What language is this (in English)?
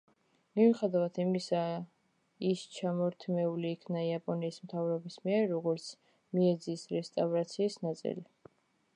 Georgian